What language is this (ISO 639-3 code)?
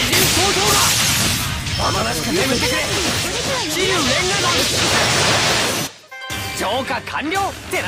jpn